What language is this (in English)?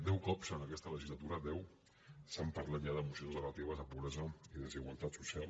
Catalan